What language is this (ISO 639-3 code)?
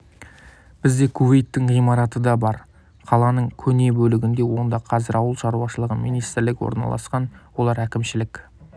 kaz